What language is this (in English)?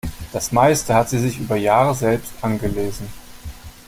German